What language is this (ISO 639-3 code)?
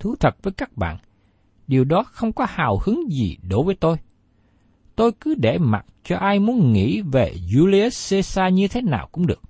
vie